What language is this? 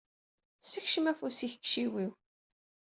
Kabyle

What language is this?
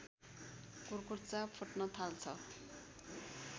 Nepali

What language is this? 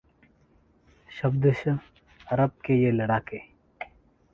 Hindi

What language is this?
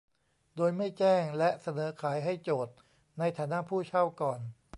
Thai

